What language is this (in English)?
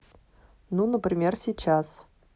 Russian